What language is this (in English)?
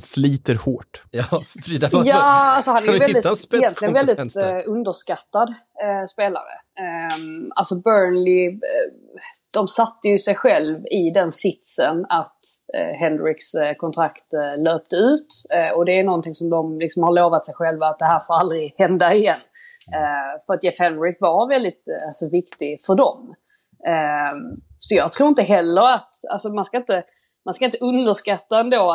Swedish